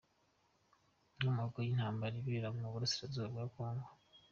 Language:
Kinyarwanda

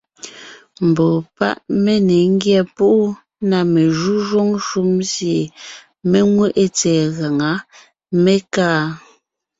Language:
Ngiemboon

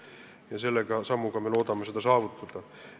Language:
Estonian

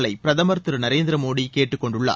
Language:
Tamil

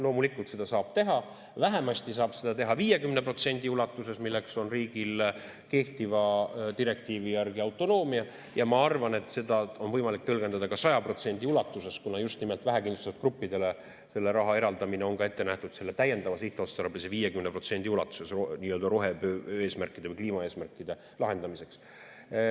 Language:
Estonian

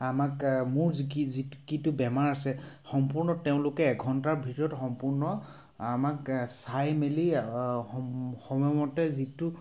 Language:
Assamese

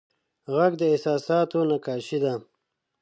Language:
Pashto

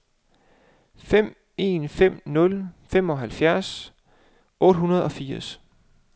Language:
Danish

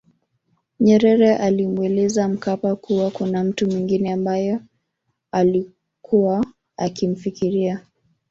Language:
Swahili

